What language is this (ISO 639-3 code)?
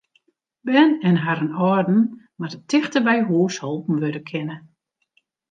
fry